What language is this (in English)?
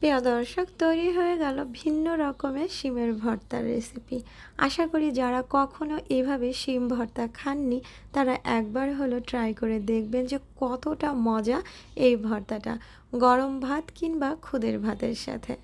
Hindi